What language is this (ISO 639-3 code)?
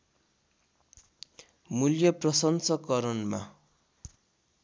nep